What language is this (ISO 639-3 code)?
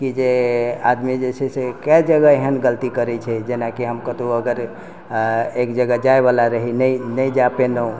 mai